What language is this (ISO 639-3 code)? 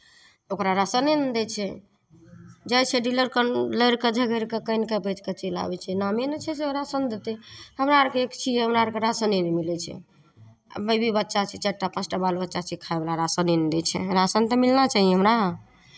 mai